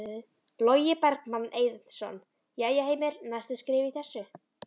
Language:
Icelandic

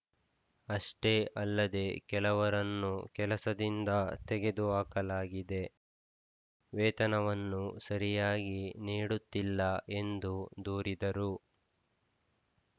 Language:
Kannada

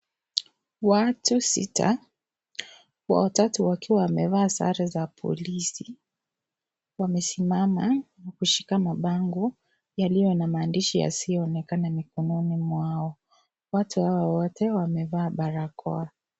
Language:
Swahili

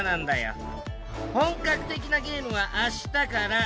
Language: Japanese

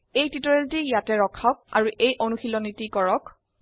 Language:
Assamese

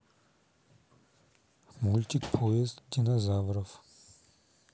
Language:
Russian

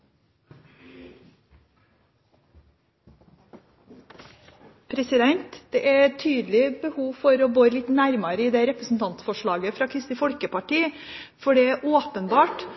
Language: Norwegian Bokmål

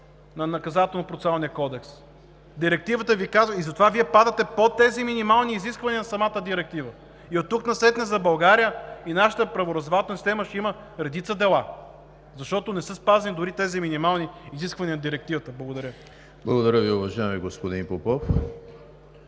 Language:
Bulgarian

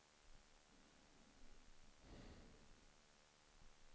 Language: Swedish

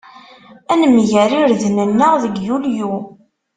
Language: Kabyle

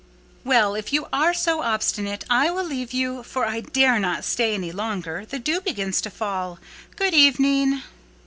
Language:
English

